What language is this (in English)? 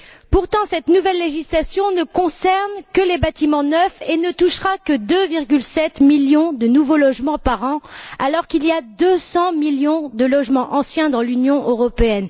French